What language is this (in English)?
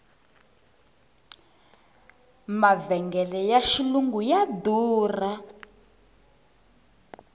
Tsonga